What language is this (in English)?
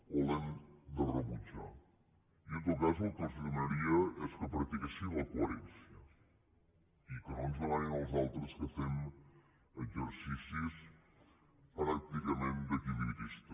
Catalan